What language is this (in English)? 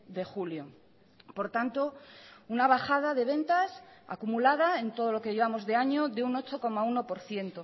Spanish